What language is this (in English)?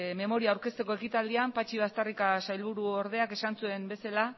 Basque